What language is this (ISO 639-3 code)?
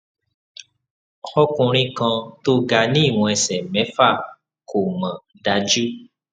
yor